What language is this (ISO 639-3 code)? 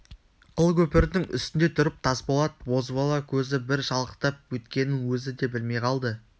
kaz